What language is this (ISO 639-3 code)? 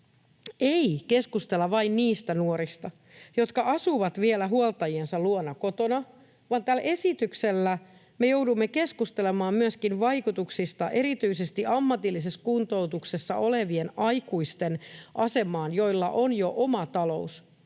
fin